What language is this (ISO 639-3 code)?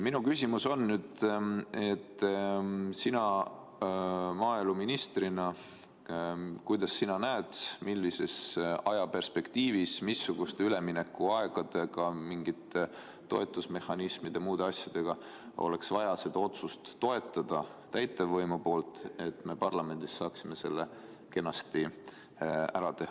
est